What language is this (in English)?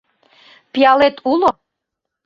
Mari